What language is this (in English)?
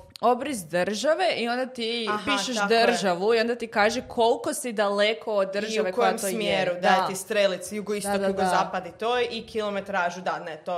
Croatian